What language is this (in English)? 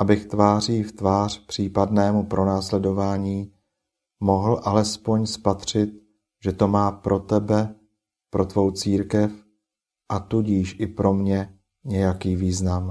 Czech